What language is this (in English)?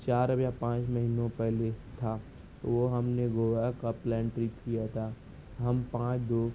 Urdu